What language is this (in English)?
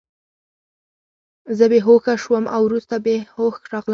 Pashto